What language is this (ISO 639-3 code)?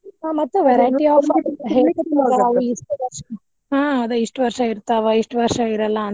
kan